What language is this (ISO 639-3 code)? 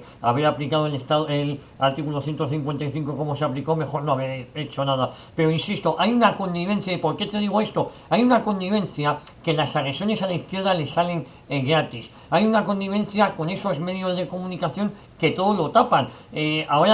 spa